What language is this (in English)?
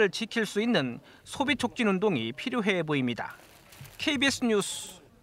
Korean